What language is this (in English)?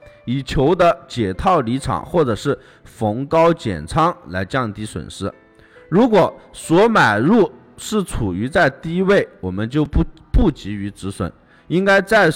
Chinese